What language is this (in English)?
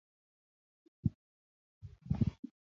Kalenjin